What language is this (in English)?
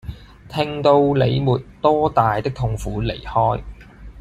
Cantonese